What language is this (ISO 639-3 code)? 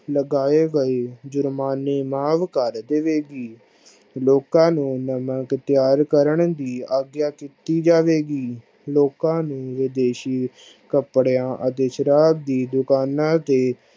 pan